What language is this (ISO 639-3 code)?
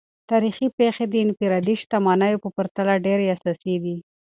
pus